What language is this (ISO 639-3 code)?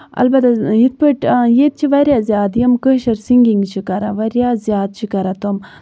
kas